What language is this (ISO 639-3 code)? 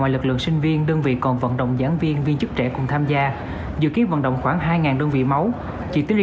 vie